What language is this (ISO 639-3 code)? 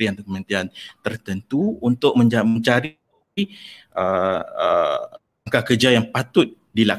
msa